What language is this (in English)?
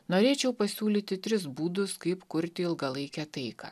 Lithuanian